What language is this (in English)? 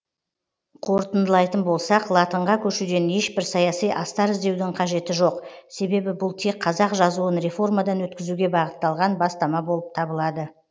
Kazakh